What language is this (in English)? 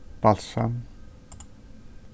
Faroese